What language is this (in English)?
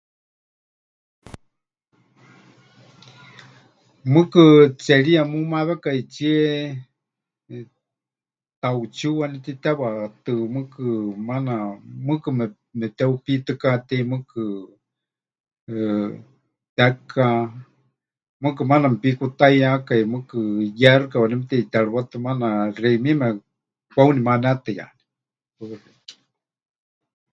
Huichol